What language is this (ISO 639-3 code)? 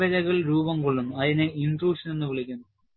mal